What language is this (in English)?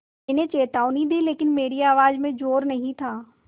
Hindi